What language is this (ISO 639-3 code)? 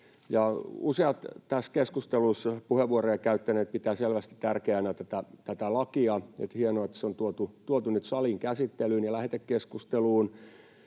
fin